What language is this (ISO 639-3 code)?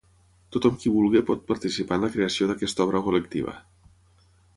cat